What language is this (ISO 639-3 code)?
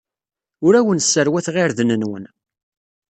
kab